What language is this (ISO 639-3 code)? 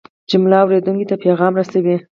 pus